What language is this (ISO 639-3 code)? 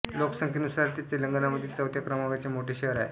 mar